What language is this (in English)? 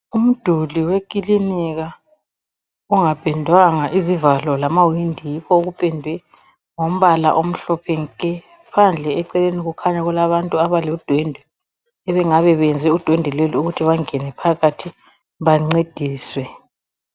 North Ndebele